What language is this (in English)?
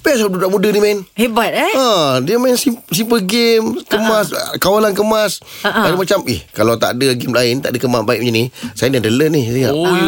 Malay